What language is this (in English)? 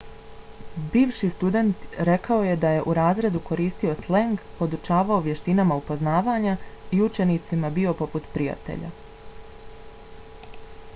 Bosnian